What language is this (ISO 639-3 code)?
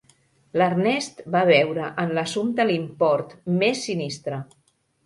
cat